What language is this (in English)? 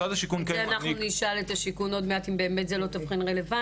Hebrew